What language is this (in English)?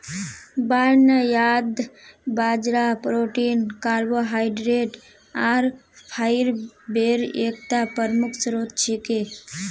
Magahi